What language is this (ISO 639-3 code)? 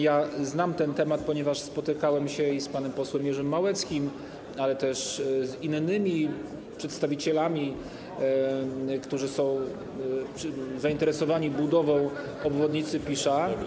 pol